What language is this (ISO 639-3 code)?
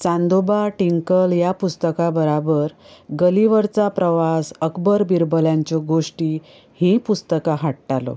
kok